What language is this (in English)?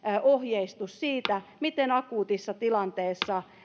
Finnish